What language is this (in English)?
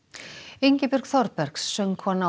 Icelandic